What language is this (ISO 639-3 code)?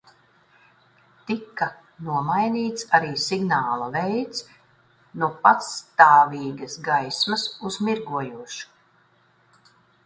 lav